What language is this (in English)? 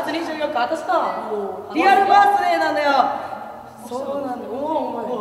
Japanese